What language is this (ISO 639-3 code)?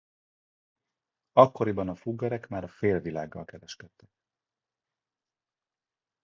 hun